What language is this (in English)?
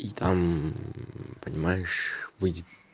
Russian